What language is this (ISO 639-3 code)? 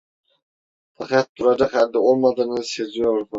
tur